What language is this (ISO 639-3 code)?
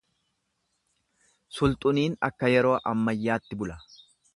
orm